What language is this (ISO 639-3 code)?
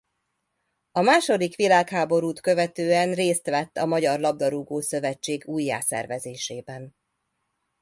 hun